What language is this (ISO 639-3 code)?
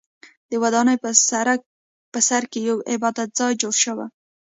pus